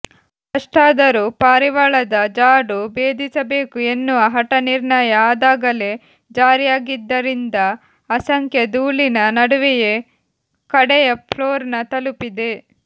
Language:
Kannada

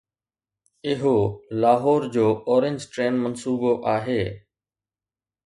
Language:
Sindhi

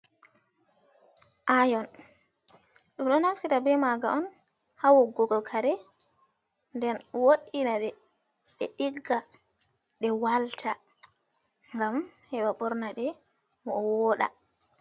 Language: Fula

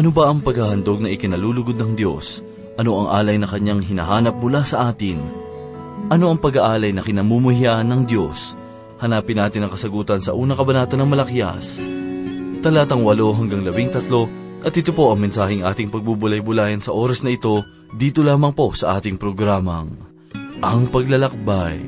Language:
Filipino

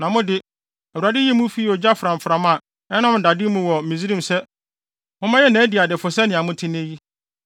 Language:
Akan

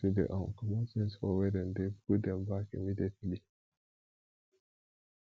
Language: Nigerian Pidgin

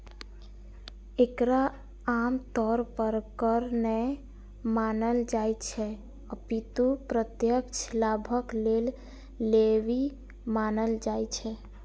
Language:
Maithili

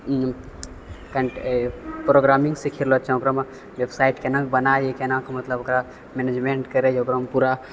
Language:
Maithili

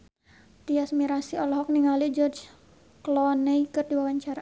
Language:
Sundanese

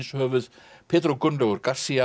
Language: Icelandic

